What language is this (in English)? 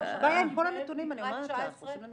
Hebrew